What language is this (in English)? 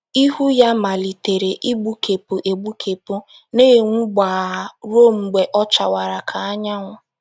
Igbo